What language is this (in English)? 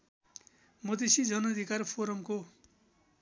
Nepali